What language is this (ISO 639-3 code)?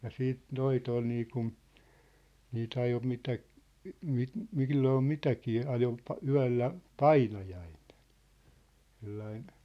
fin